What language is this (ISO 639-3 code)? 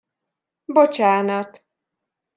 hun